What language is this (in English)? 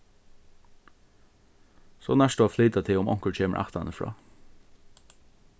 Faroese